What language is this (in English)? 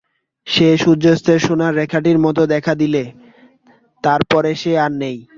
Bangla